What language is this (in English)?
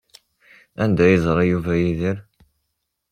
Kabyle